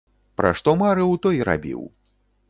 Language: Belarusian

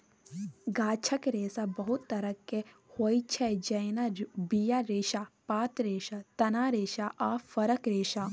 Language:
Maithili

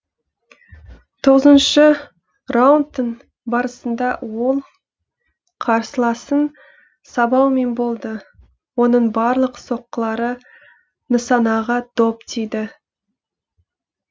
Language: Kazakh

